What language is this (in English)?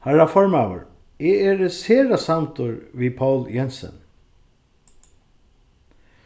Faroese